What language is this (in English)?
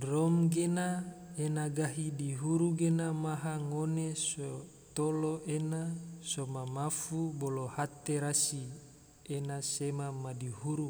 Tidore